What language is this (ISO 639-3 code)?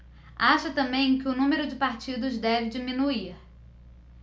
por